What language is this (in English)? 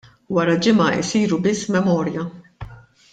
Maltese